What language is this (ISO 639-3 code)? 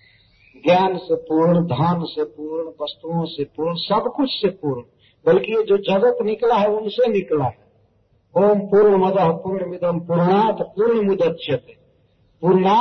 hin